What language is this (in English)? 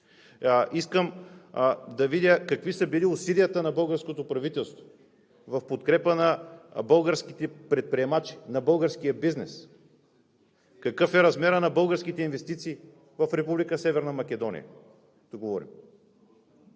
Bulgarian